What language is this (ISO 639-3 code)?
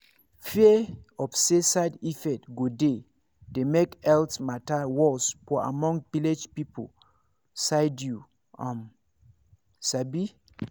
pcm